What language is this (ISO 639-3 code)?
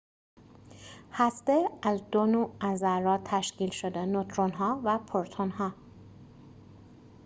fas